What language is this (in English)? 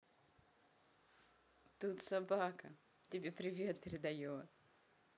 Russian